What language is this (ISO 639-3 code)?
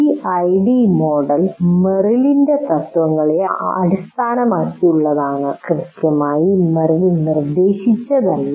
mal